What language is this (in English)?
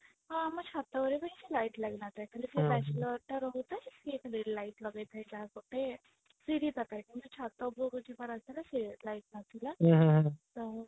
Odia